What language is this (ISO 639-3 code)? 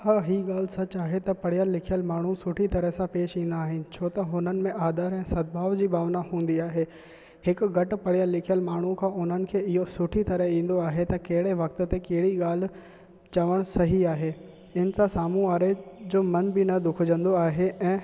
snd